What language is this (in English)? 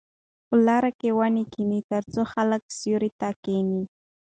Pashto